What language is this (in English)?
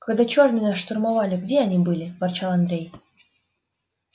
Russian